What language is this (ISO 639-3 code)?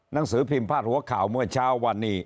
tha